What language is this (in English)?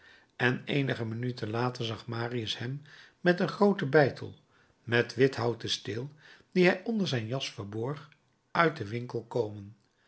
Dutch